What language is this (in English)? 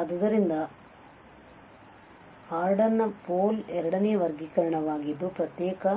Kannada